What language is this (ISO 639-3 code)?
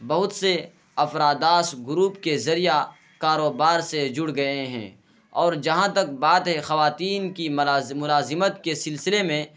urd